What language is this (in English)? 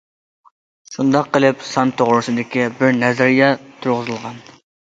Uyghur